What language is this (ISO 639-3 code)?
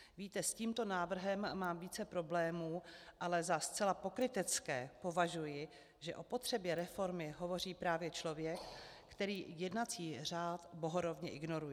ces